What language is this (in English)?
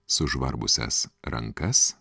Lithuanian